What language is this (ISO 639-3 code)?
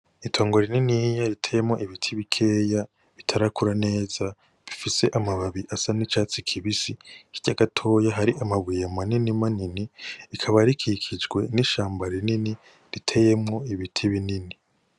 run